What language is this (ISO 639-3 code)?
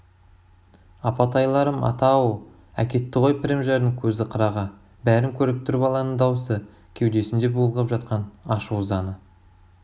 kaz